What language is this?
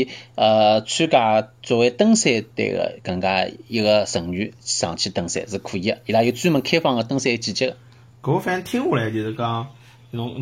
Chinese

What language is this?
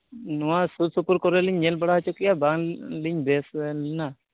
Santali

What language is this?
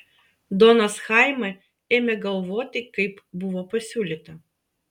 Lithuanian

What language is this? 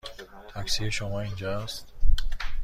Persian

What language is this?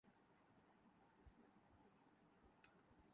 Urdu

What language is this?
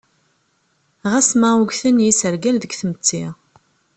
Kabyle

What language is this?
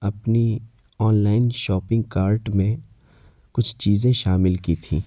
Urdu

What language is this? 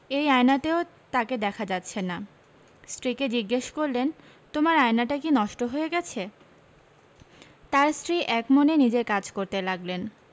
Bangla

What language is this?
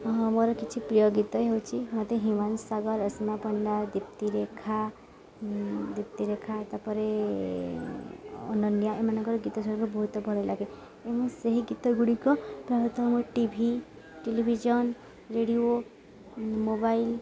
Odia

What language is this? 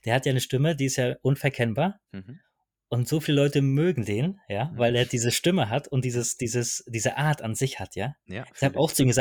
German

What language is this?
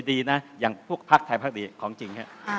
Thai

